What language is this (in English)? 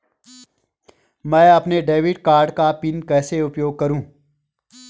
Hindi